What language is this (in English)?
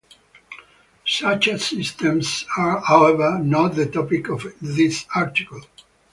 English